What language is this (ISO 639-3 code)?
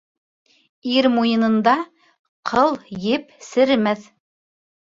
bak